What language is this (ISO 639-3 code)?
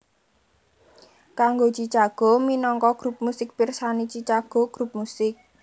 jav